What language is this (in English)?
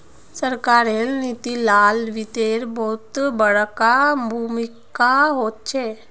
Magahi